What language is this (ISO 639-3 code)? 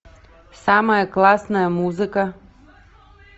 rus